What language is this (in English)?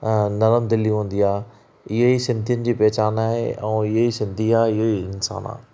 Sindhi